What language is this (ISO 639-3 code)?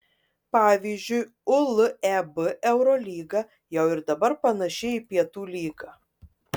lit